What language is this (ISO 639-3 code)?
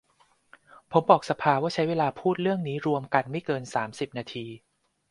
tha